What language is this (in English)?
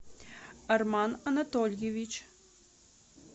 Russian